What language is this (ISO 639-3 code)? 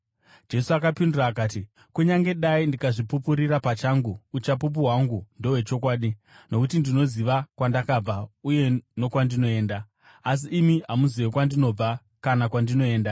sna